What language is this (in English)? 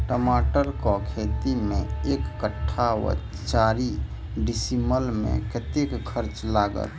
Maithili